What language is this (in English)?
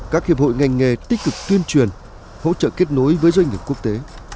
Vietnamese